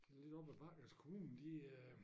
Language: Danish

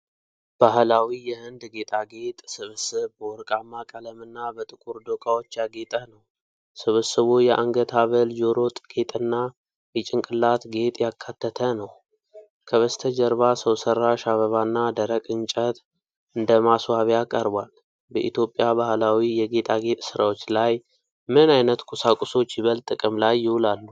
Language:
Amharic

